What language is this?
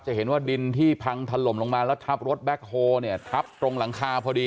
Thai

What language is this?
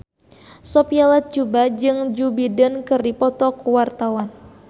Sundanese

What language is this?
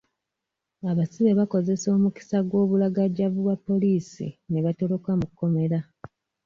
Ganda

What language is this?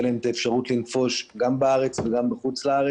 Hebrew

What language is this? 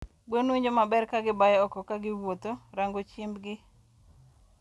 Luo (Kenya and Tanzania)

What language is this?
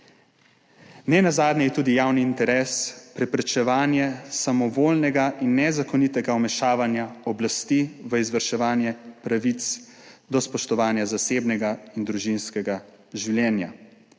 Slovenian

